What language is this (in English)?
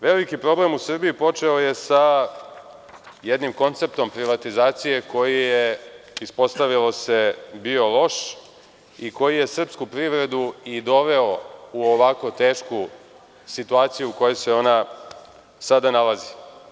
Serbian